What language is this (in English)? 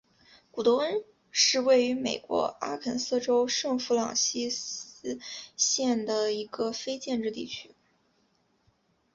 Chinese